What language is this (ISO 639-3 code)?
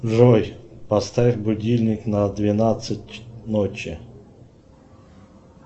rus